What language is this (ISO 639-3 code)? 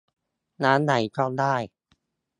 tha